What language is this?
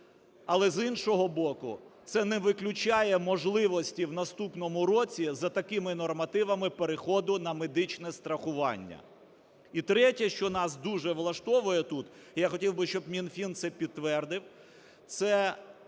Ukrainian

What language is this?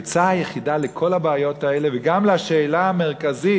Hebrew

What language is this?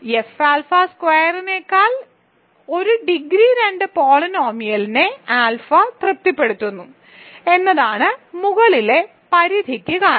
Malayalam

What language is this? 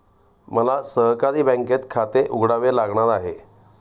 Marathi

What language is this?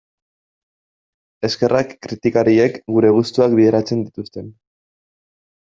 Basque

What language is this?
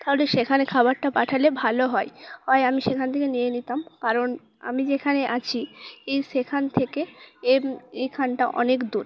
Bangla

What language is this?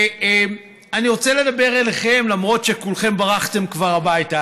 Hebrew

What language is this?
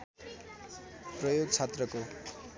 Nepali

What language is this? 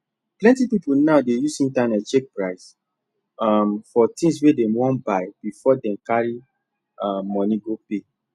Nigerian Pidgin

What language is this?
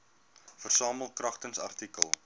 Afrikaans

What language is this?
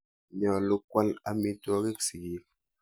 Kalenjin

